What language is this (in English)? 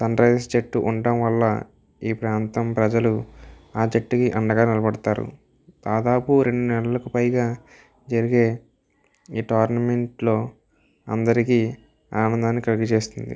Telugu